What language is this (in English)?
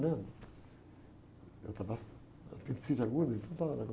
Portuguese